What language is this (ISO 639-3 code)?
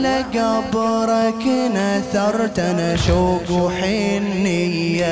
ara